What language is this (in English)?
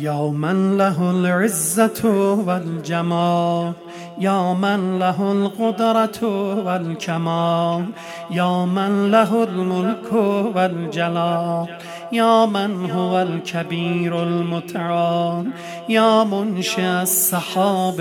Persian